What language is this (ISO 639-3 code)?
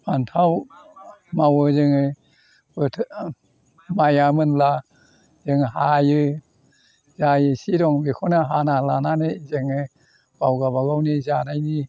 brx